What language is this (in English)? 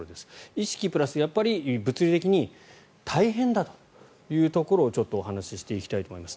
Japanese